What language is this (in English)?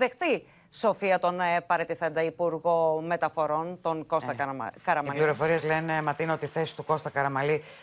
Greek